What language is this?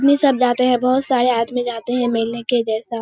Hindi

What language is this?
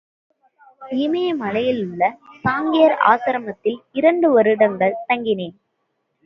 Tamil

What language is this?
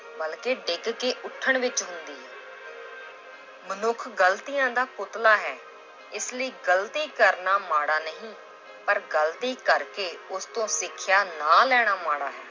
Punjabi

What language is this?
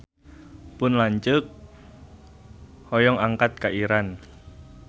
Sundanese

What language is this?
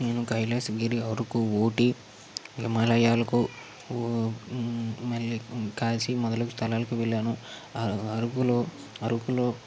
Telugu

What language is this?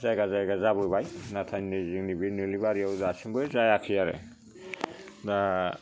Bodo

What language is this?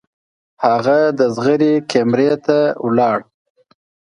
Pashto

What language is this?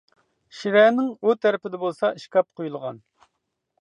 Uyghur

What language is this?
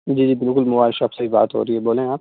Urdu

